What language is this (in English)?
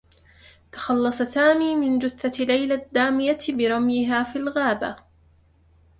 Arabic